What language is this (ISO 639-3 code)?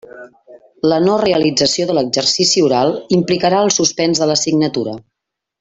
cat